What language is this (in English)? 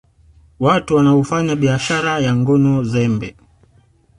Swahili